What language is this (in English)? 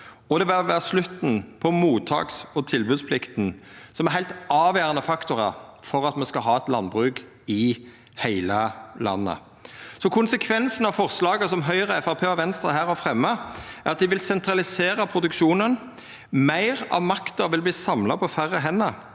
Norwegian